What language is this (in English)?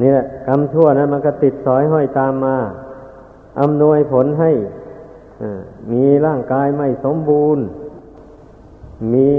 Thai